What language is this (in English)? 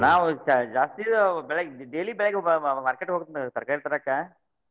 Kannada